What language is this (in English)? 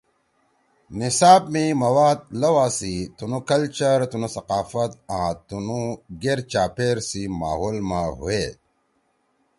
Torwali